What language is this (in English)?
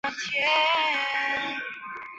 Chinese